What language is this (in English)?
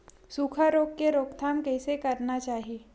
Chhattisgarhi